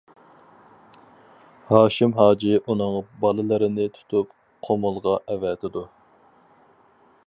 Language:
Uyghur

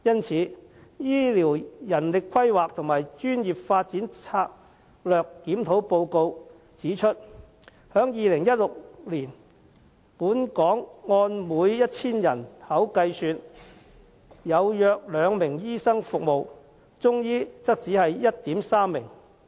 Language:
Cantonese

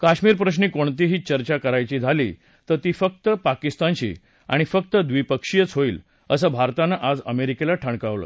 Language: Marathi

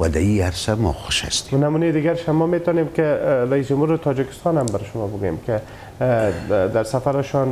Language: Persian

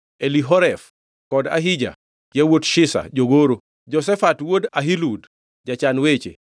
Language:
Luo (Kenya and Tanzania)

